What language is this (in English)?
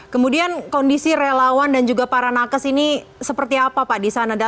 Indonesian